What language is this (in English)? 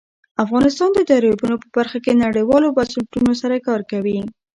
Pashto